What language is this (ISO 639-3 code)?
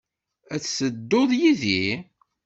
kab